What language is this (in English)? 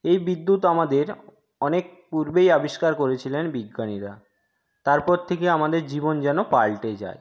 Bangla